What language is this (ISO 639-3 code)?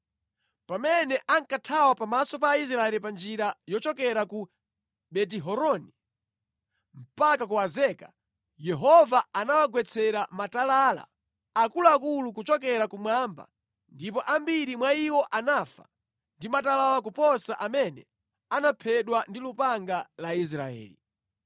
nya